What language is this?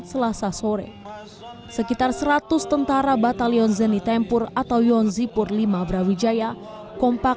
Indonesian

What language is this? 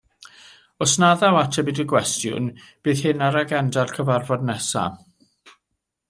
Welsh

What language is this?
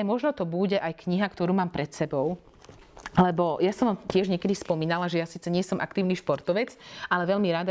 Slovak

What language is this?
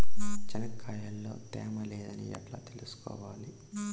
Telugu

